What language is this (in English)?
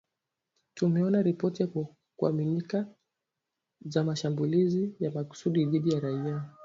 Swahili